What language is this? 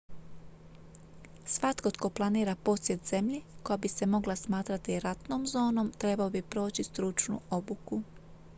Croatian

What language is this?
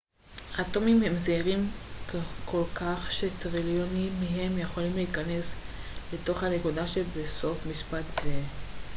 Hebrew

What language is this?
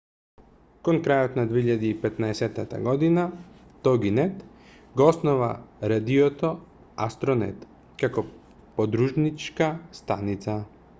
Macedonian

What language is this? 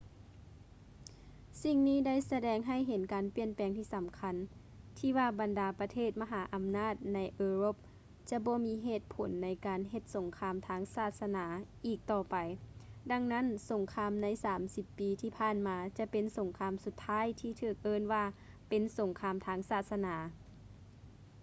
Lao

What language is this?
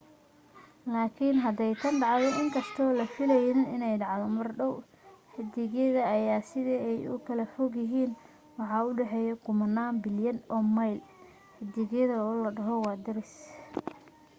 Somali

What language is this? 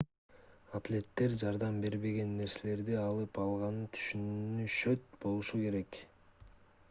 Kyrgyz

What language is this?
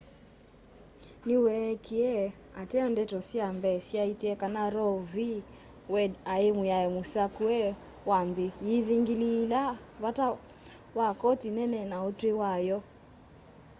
Kamba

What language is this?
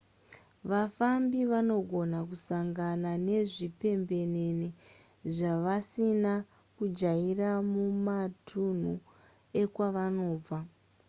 Shona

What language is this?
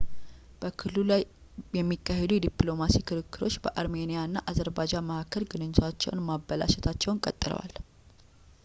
Amharic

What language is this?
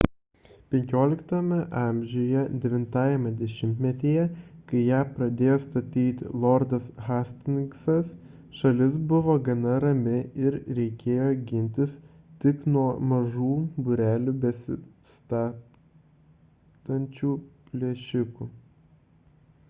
Lithuanian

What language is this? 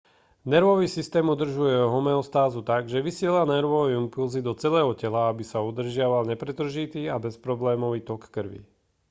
Slovak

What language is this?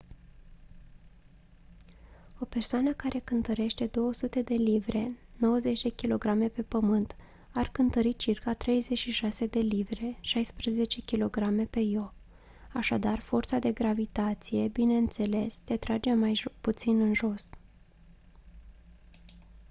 Romanian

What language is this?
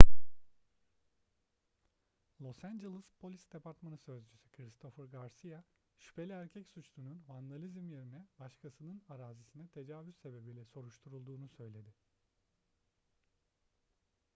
Turkish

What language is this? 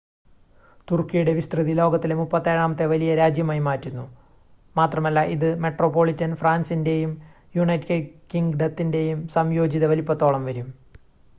Malayalam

